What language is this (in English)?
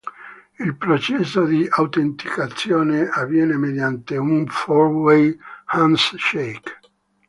Italian